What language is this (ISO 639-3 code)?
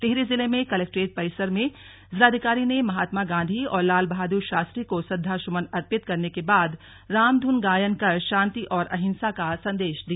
hin